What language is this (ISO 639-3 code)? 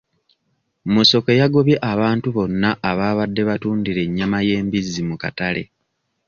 lug